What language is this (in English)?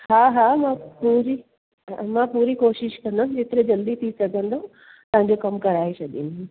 Sindhi